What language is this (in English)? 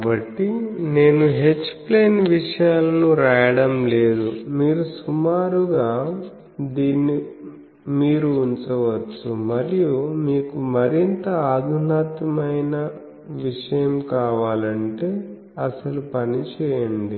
Telugu